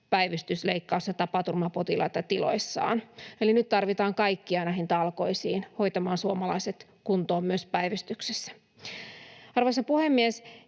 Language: Finnish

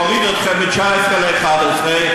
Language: Hebrew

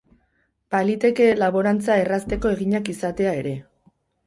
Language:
Basque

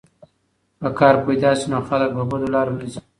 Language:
Pashto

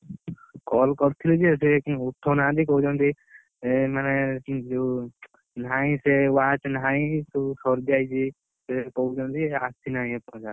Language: Odia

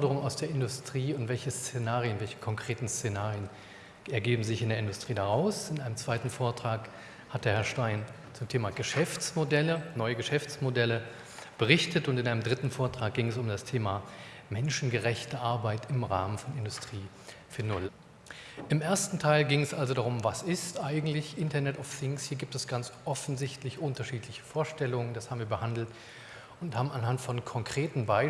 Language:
German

